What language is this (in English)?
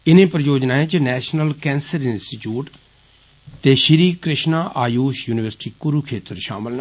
Dogri